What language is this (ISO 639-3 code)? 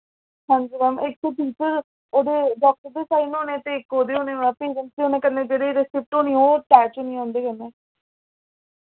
doi